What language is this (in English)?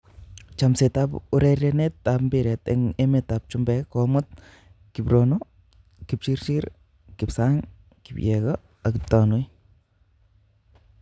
Kalenjin